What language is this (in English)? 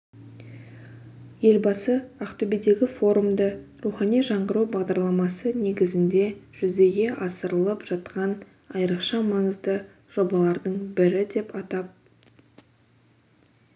Kazakh